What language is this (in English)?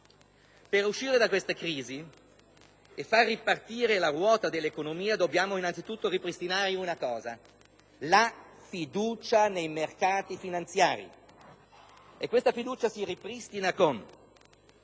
Italian